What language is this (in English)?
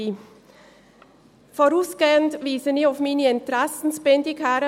Swiss German